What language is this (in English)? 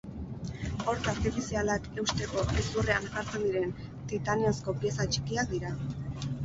Basque